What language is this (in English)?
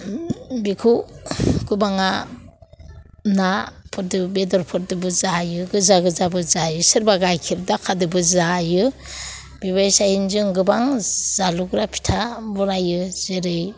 Bodo